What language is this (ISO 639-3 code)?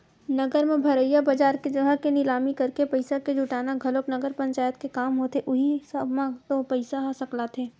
hne